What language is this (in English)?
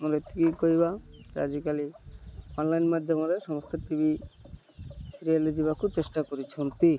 Odia